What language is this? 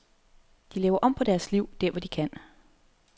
Danish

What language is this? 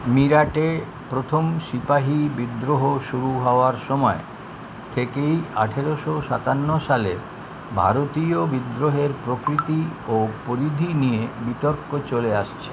Bangla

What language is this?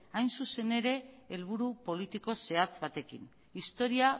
Basque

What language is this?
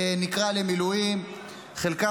Hebrew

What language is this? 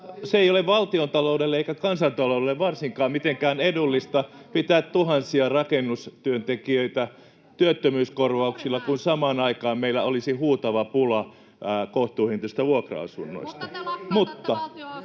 Finnish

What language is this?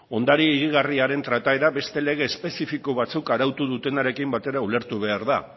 Basque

